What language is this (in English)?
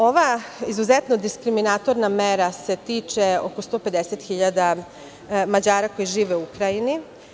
Serbian